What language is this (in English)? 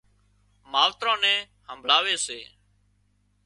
Wadiyara Koli